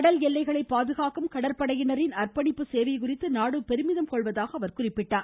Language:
Tamil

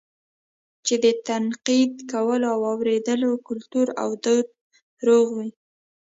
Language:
Pashto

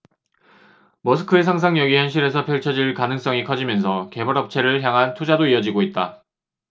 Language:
Korean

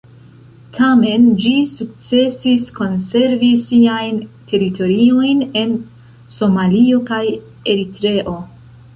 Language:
Esperanto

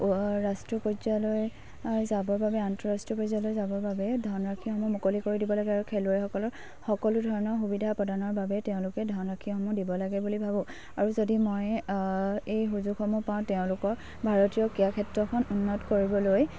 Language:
Assamese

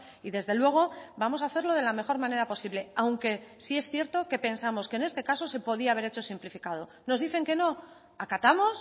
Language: Spanish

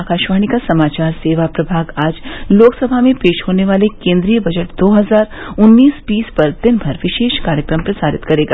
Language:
Hindi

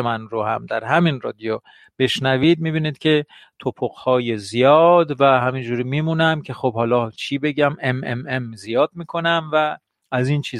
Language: Persian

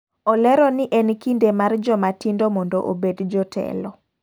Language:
Luo (Kenya and Tanzania)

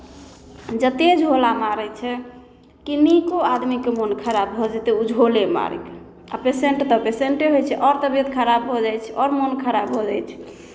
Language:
Maithili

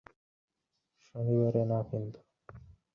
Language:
Bangla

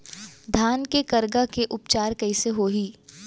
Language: Chhattisgarhi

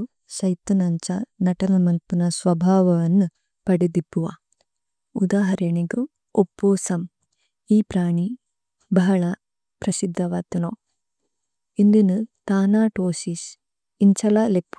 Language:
Tulu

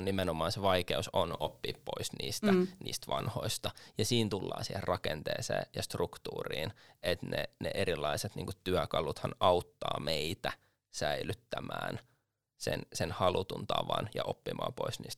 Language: Finnish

